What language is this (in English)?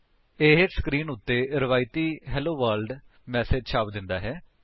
Punjabi